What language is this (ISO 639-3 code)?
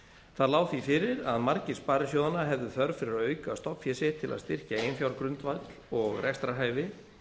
isl